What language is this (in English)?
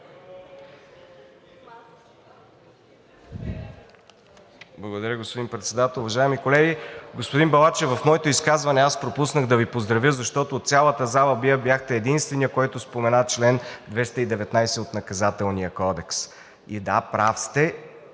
Bulgarian